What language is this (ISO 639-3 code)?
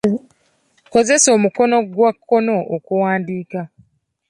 lug